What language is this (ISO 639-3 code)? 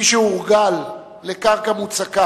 heb